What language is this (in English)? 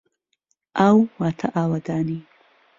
Central Kurdish